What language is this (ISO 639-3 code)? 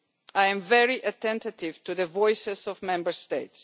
eng